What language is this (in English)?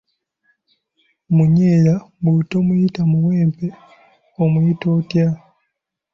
Ganda